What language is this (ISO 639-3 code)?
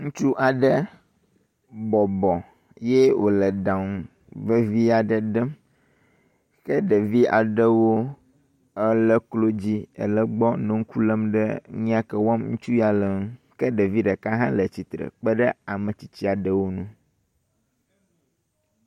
ewe